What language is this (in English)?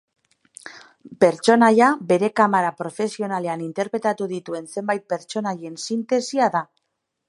Basque